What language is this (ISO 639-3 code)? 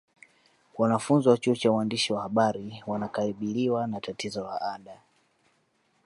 swa